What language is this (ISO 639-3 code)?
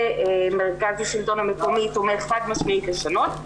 heb